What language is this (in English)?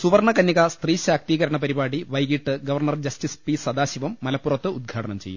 Malayalam